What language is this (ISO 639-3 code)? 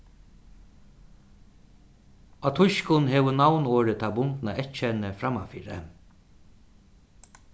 fao